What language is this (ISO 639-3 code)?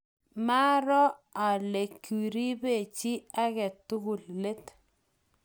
kln